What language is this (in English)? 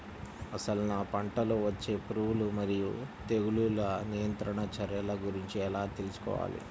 Telugu